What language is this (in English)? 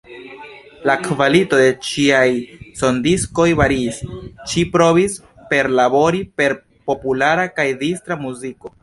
Esperanto